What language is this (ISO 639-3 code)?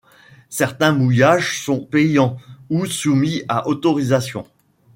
fra